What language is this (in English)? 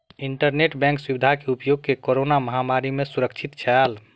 Maithili